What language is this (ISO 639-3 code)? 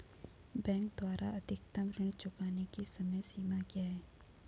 hin